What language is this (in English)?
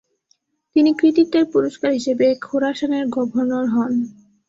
Bangla